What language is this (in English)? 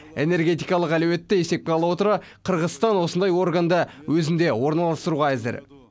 Kazakh